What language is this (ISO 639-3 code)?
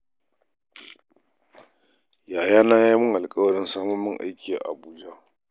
hau